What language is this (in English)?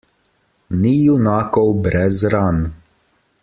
Slovenian